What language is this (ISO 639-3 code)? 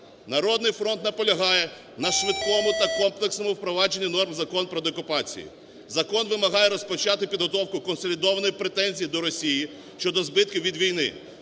ukr